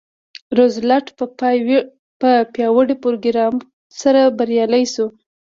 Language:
Pashto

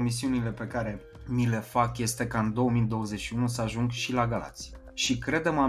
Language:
Romanian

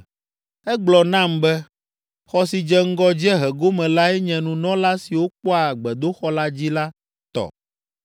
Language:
Ewe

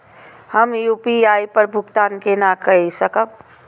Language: Maithili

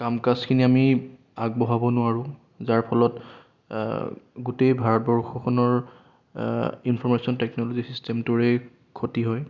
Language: Assamese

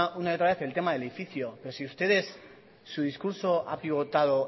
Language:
Spanish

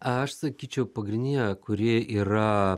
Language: Lithuanian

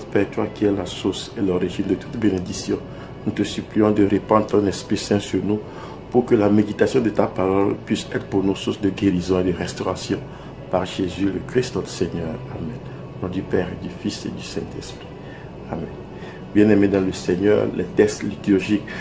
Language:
French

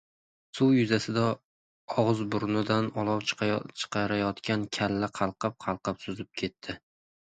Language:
Uzbek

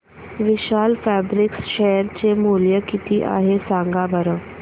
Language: Marathi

